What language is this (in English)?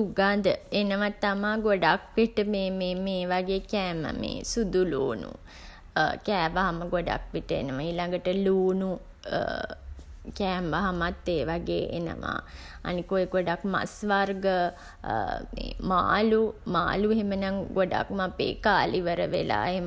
Sinhala